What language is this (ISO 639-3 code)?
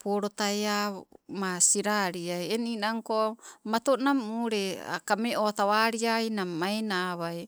nco